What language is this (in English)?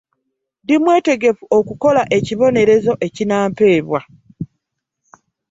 Ganda